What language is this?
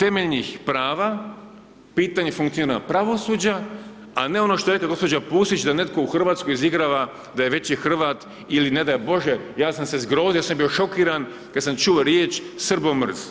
Croatian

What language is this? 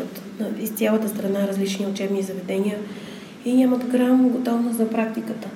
Bulgarian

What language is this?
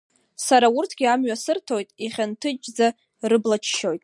Abkhazian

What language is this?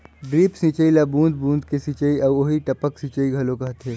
Chhattisgarhi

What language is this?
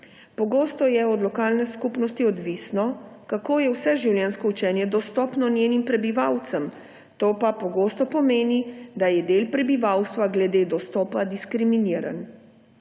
Slovenian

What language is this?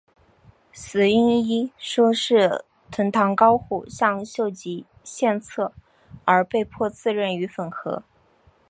Chinese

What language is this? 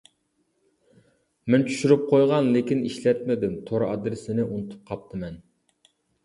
Uyghur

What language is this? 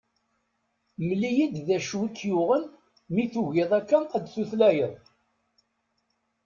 Kabyle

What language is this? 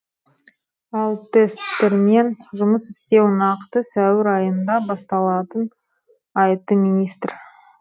Kazakh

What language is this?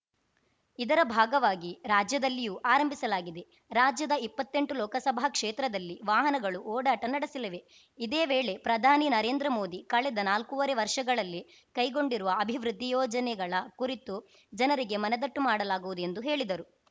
Kannada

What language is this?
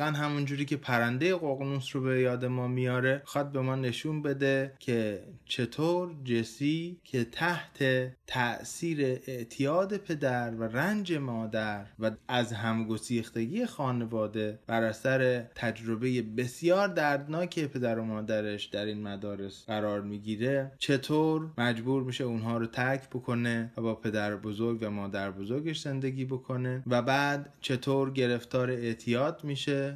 Persian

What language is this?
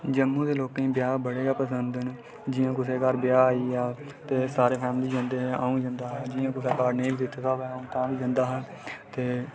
Dogri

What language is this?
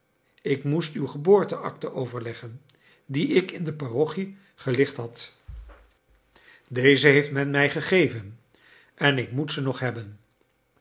Dutch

